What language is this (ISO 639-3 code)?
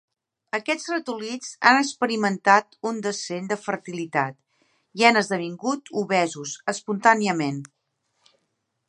cat